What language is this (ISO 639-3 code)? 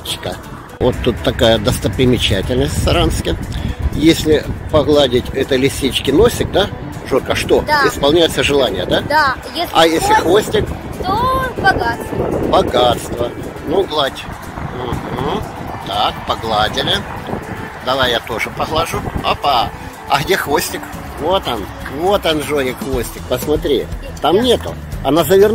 rus